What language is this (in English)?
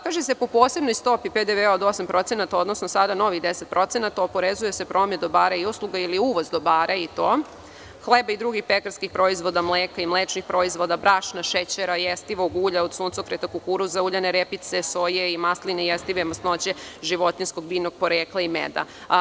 Serbian